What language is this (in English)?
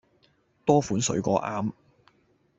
Cantonese